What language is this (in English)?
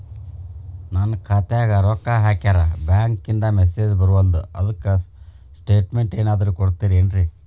Kannada